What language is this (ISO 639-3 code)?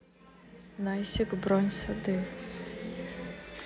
rus